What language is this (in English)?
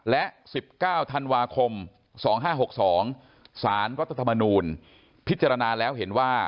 Thai